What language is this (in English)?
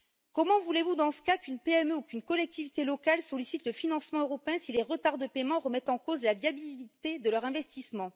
French